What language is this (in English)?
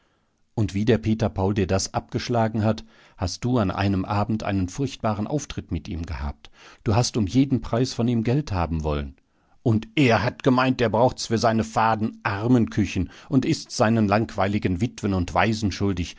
German